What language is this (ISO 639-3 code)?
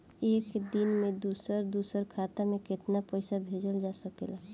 bho